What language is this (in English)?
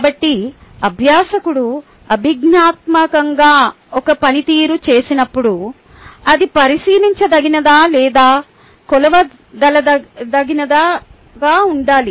Telugu